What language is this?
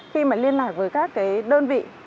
Vietnamese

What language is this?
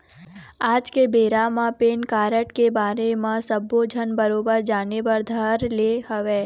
Chhattisgarhi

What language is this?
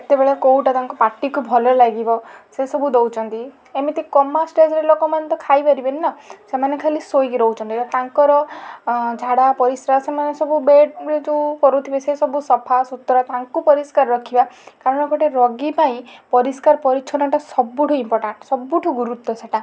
Odia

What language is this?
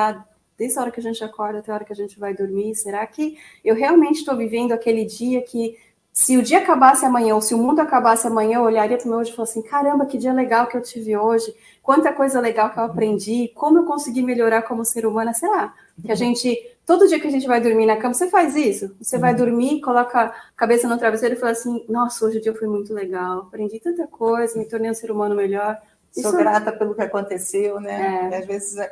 Portuguese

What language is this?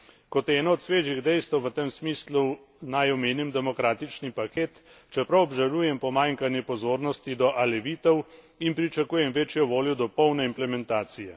Slovenian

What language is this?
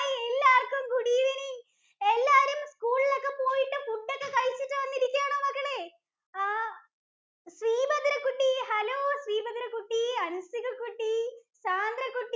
Malayalam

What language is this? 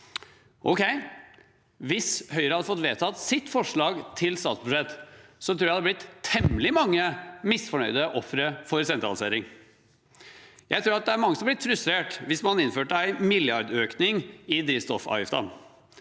Norwegian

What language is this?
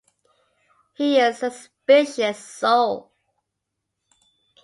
English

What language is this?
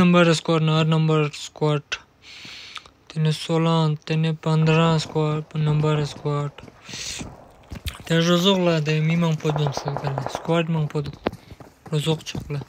Romanian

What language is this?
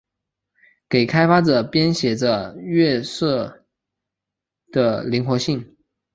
Chinese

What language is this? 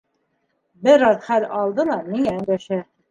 Bashkir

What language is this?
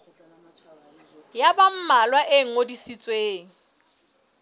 Southern Sotho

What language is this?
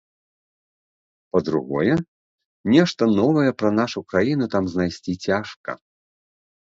Belarusian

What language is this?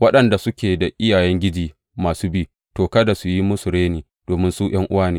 Hausa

